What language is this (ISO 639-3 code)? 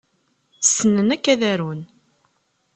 kab